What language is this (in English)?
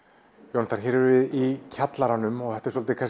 Icelandic